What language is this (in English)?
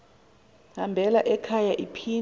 Xhosa